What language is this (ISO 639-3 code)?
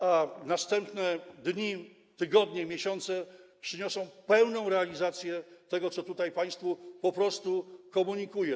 pol